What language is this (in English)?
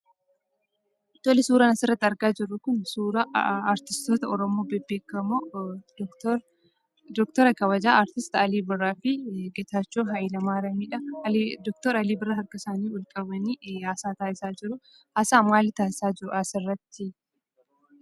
Oromo